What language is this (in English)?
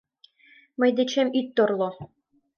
Mari